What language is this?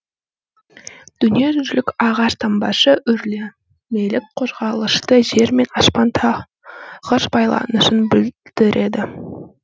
Kazakh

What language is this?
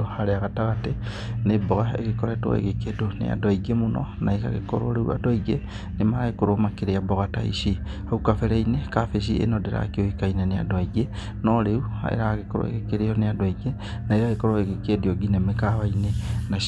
Kikuyu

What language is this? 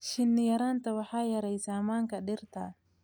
Somali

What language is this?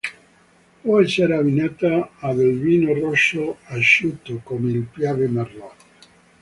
Italian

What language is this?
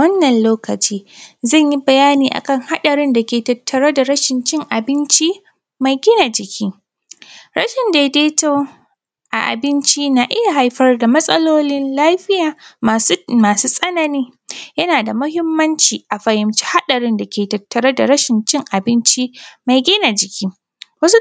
Hausa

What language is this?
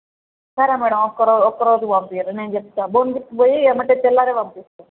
Telugu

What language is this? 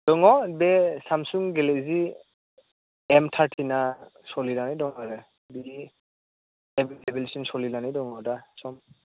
Bodo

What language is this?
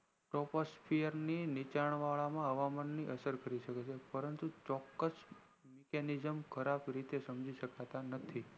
Gujarati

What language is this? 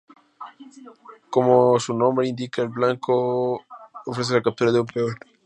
Spanish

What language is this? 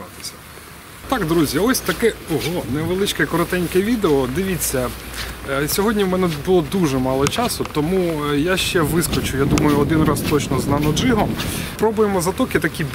Ukrainian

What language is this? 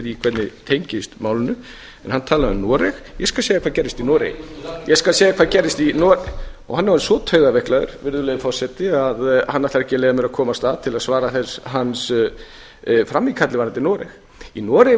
Icelandic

